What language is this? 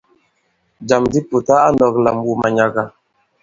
Bankon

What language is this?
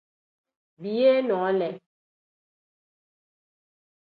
Tem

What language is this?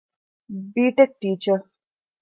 Divehi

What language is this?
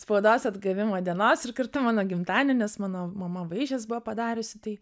Lithuanian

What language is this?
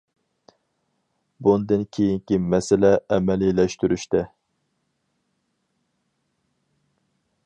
Uyghur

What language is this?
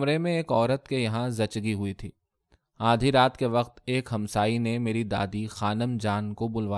Urdu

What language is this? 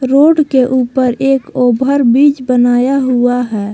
Hindi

